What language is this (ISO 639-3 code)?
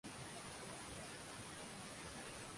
swa